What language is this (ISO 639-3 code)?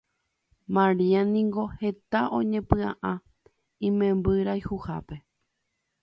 grn